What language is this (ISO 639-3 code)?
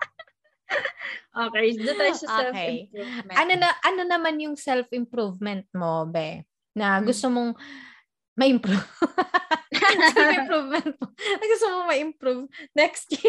fil